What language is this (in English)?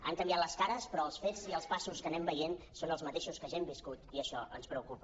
Catalan